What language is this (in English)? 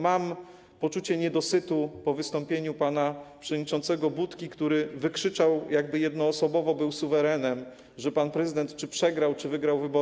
Polish